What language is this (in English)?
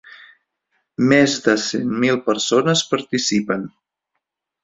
Catalan